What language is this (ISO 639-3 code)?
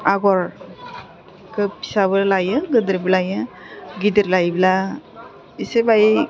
brx